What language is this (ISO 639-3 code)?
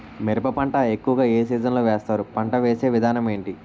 tel